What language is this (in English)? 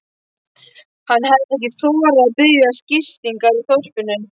Icelandic